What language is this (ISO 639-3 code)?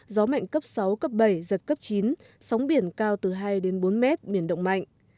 vie